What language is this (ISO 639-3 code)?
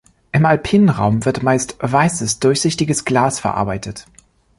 deu